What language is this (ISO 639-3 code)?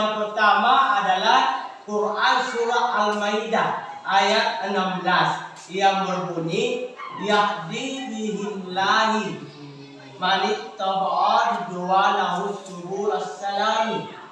ind